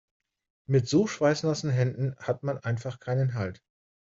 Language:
German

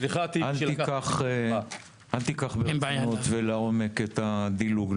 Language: Hebrew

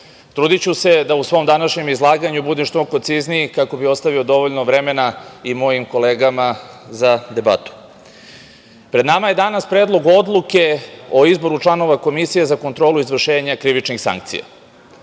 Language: Serbian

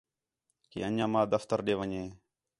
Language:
Khetrani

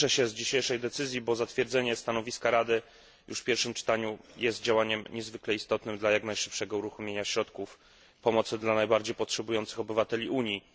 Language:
Polish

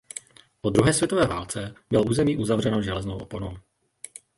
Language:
Czech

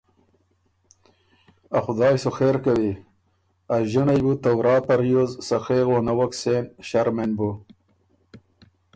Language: Ormuri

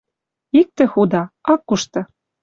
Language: Western Mari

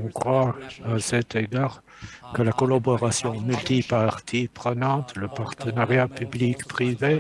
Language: French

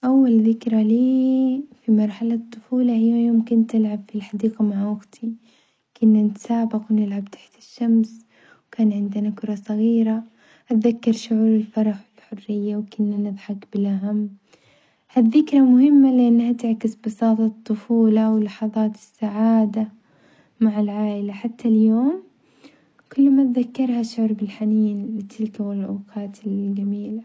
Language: Omani Arabic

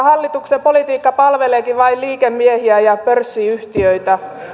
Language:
Finnish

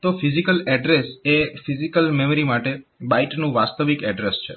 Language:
Gujarati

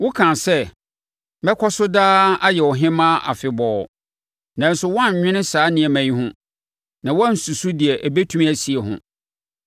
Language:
Akan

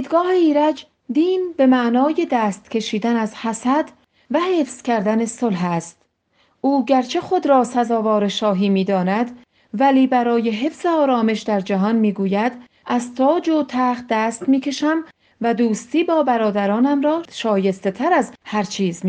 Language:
Persian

